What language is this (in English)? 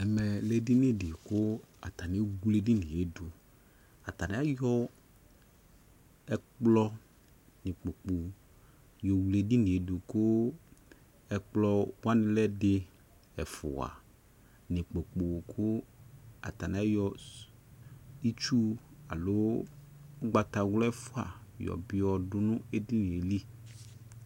Ikposo